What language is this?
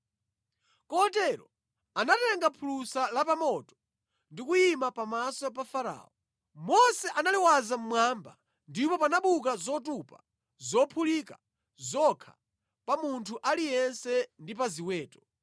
Nyanja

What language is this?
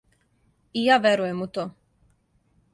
Serbian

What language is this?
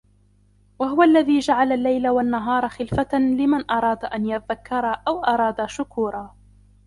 Arabic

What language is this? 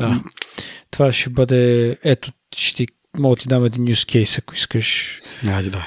Bulgarian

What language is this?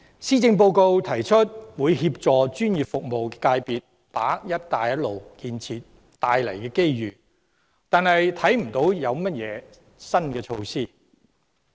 Cantonese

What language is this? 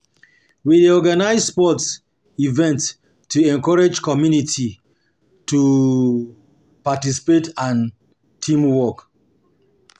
Nigerian Pidgin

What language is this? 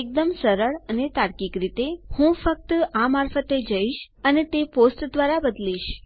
Gujarati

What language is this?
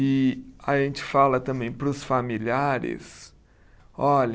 Portuguese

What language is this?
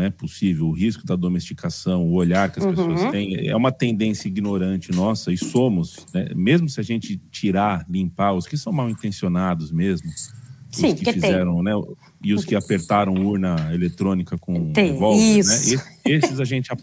Portuguese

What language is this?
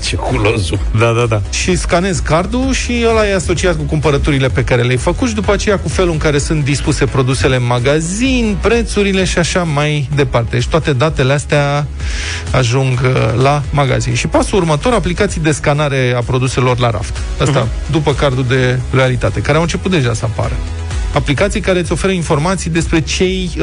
Romanian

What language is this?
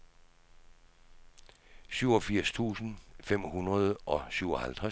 Danish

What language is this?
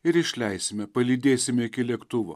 Lithuanian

